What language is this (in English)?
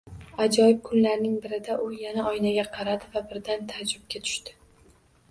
Uzbek